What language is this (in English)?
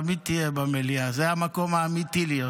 Hebrew